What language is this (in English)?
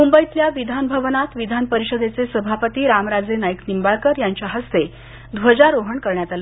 Marathi